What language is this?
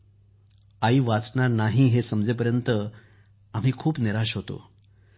Marathi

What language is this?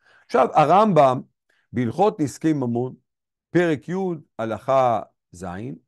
Hebrew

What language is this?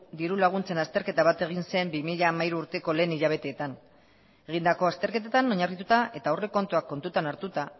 Basque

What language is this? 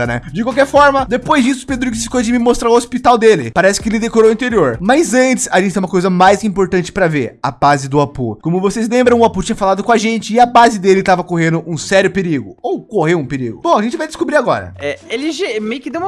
Portuguese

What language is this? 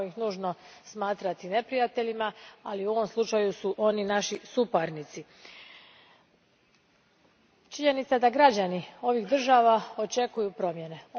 Croatian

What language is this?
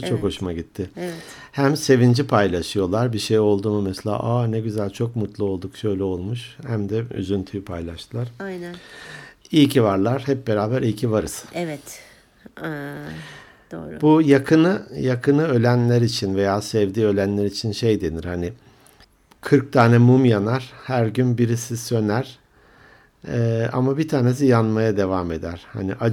Turkish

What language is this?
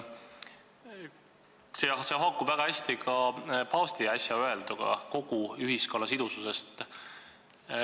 Estonian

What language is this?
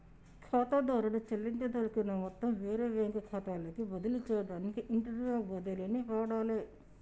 Telugu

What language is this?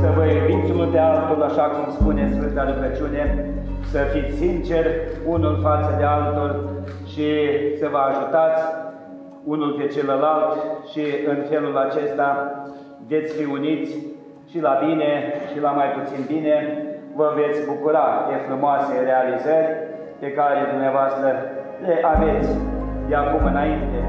Romanian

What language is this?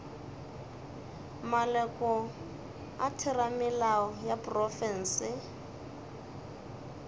Northern Sotho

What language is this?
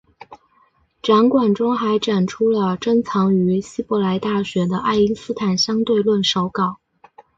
Chinese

